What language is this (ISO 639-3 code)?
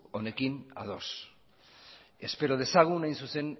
eus